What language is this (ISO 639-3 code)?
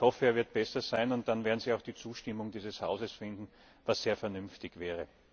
deu